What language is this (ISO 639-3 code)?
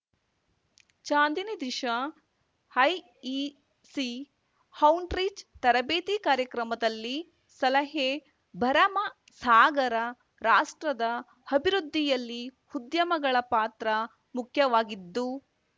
kan